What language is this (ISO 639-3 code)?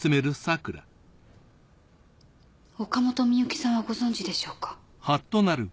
jpn